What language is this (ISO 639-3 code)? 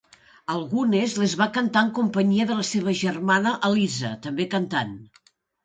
cat